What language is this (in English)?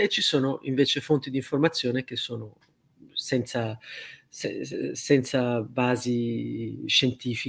Italian